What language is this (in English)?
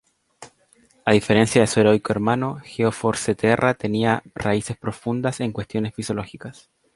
Spanish